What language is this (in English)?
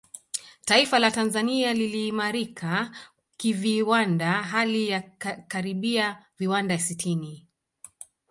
Swahili